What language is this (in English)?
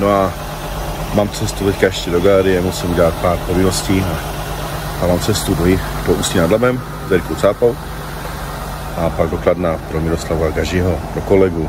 Czech